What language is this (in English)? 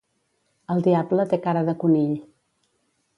Catalan